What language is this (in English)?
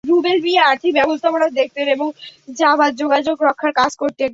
Bangla